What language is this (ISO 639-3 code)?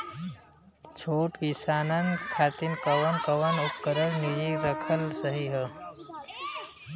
bho